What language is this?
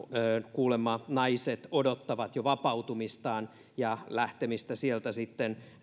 Finnish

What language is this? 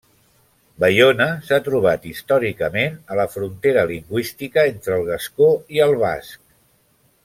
Catalan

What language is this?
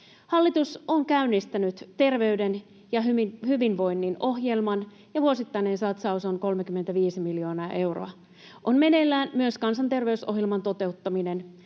Finnish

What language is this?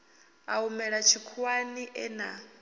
Venda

